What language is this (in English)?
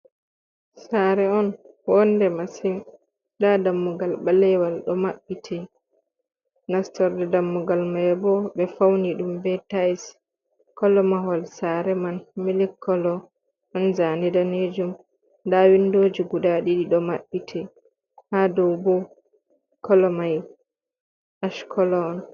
Fula